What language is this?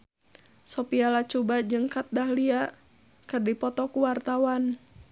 Sundanese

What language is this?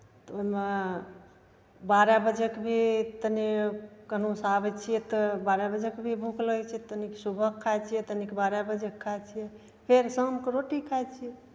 Maithili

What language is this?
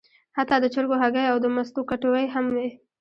Pashto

